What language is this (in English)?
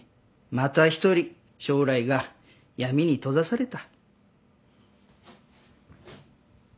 Japanese